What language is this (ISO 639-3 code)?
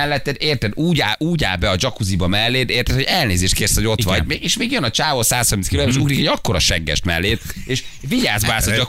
hun